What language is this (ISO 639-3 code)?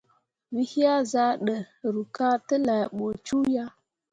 mua